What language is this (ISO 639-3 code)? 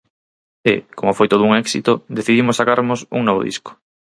glg